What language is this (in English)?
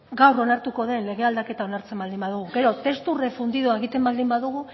Basque